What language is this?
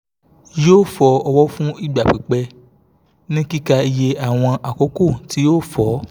Yoruba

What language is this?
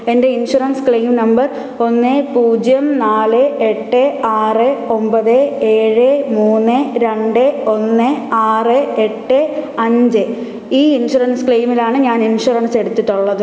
Malayalam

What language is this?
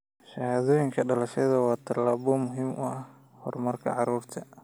Somali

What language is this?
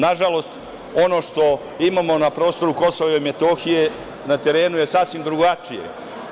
Serbian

